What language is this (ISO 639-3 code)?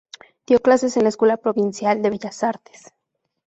spa